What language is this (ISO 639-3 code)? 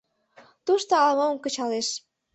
chm